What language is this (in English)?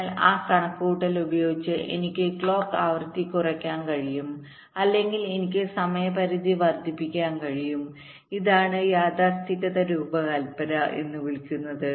Malayalam